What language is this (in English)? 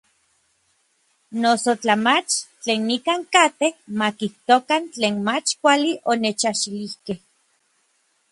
Orizaba Nahuatl